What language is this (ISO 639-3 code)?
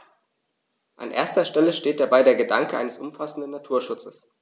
deu